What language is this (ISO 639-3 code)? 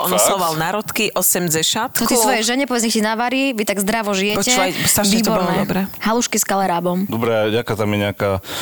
slk